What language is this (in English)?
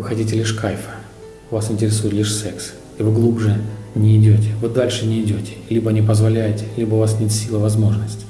Russian